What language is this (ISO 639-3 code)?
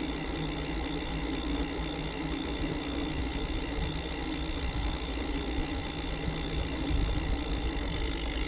spa